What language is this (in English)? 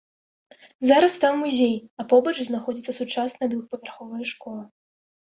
Belarusian